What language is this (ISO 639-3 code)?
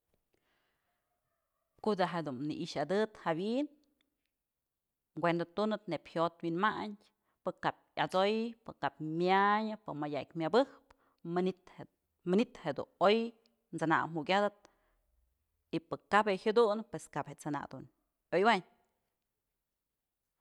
mzl